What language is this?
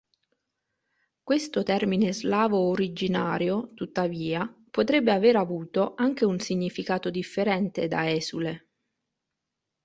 Italian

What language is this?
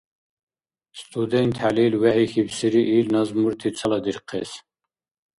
Dargwa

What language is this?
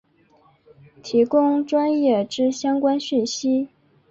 Chinese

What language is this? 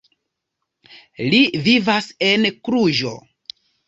Esperanto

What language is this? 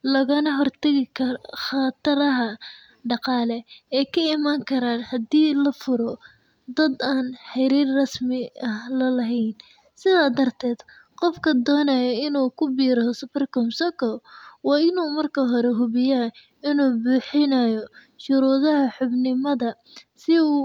Somali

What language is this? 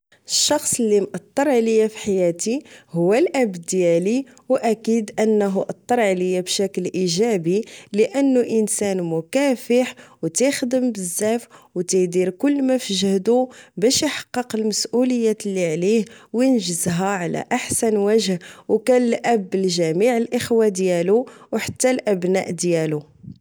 Moroccan Arabic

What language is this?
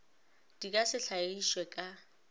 Northern Sotho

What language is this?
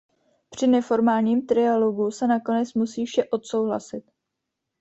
Czech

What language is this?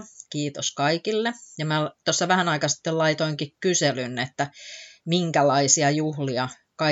Finnish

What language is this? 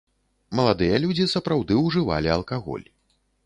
Belarusian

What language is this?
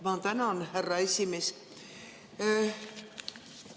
Estonian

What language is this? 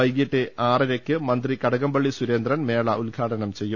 Malayalam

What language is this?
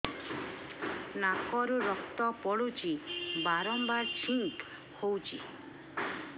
Odia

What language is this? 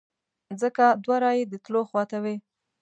Pashto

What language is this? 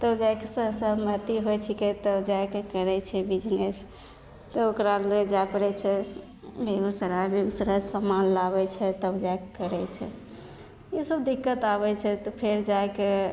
Maithili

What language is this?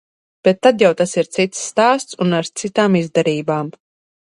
Latvian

